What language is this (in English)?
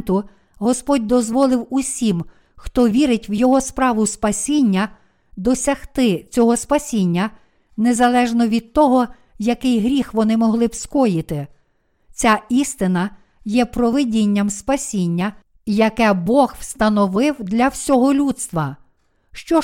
Ukrainian